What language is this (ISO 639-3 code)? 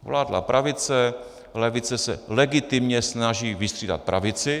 ces